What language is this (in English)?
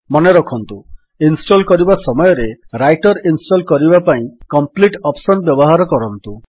Odia